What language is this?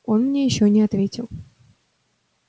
Russian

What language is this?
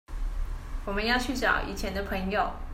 Chinese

